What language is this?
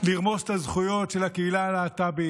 Hebrew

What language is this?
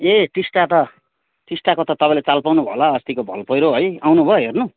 Nepali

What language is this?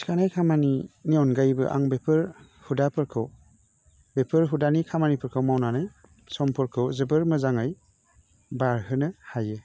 Bodo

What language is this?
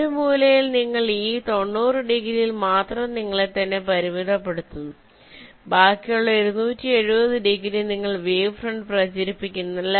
Malayalam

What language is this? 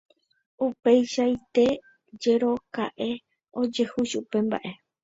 Guarani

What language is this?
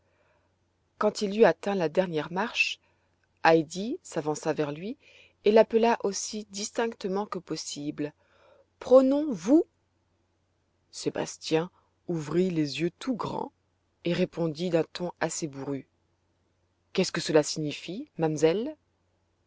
French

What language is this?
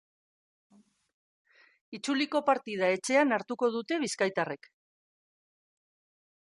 Basque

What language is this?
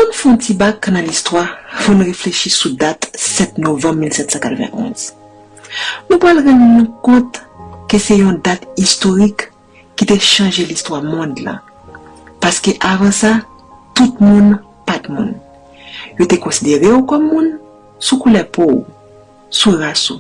French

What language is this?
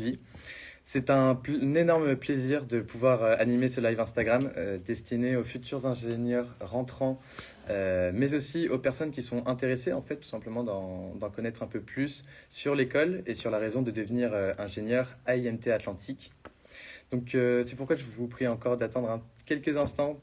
French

